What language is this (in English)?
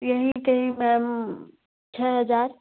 Hindi